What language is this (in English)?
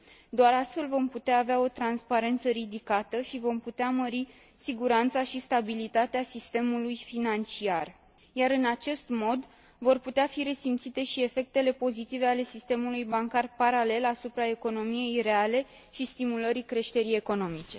Romanian